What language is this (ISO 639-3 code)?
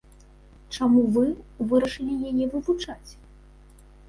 bel